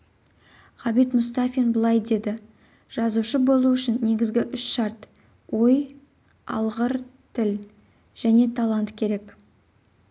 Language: Kazakh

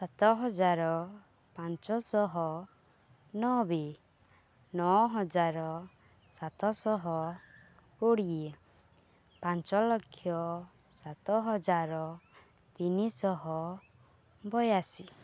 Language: Odia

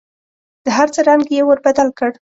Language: Pashto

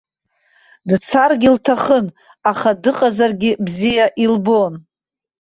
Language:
Abkhazian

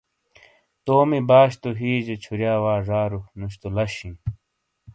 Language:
Shina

